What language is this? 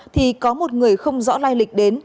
Vietnamese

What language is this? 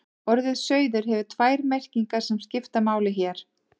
Icelandic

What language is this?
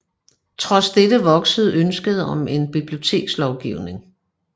Danish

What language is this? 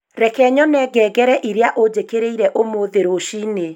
Kikuyu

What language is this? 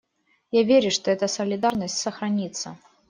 Russian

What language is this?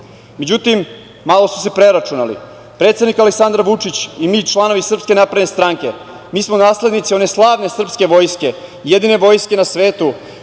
Serbian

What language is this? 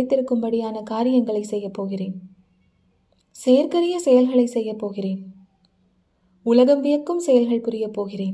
Tamil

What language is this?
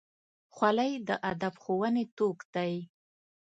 Pashto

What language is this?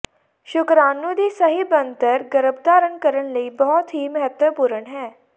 Punjabi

